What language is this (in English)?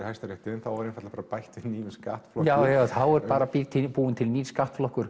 Icelandic